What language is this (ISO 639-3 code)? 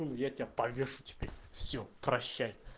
rus